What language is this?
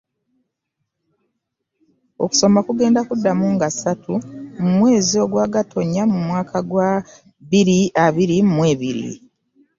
Ganda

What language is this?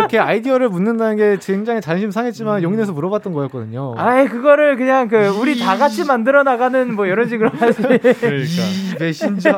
Korean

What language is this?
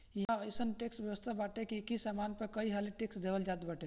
Bhojpuri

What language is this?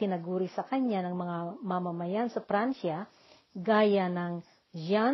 Filipino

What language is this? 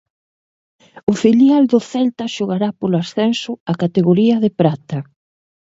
Galician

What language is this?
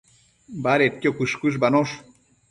Matsés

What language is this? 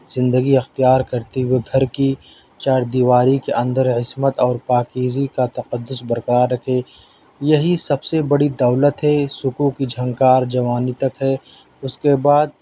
Urdu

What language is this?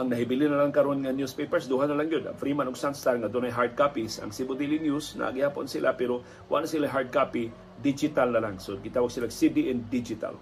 Filipino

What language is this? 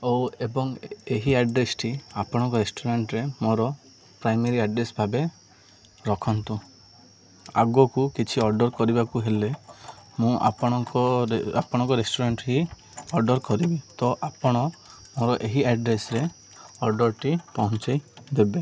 Odia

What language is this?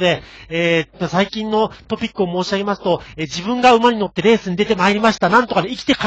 Japanese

